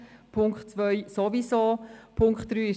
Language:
Swiss German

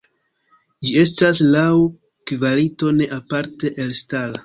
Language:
Esperanto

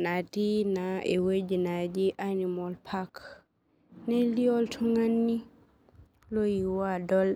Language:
Masai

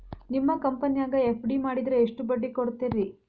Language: Kannada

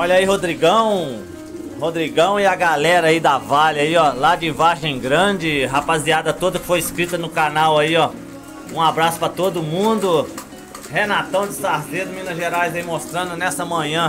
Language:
Portuguese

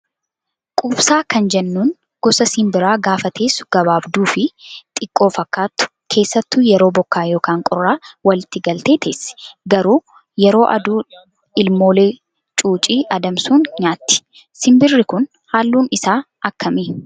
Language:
Oromo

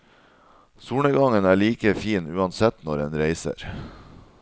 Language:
Norwegian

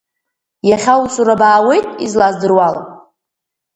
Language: Abkhazian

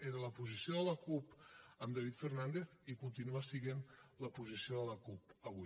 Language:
Catalan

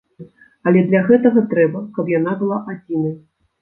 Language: Belarusian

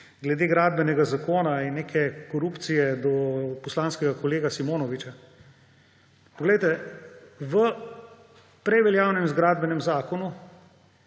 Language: Slovenian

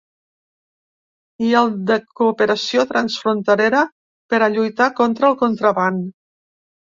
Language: Catalan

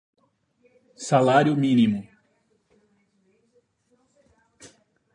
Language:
Portuguese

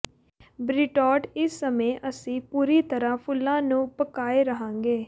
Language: Punjabi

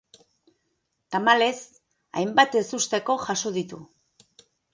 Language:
Basque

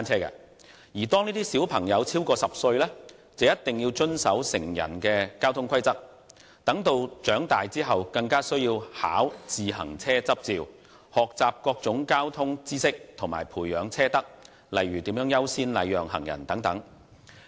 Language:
Cantonese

